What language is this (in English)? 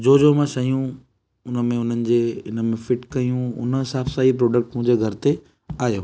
Sindhi